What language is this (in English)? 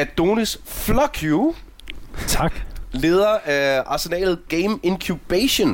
Danish